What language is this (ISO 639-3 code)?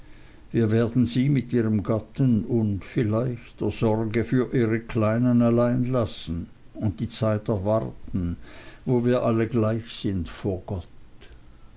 deu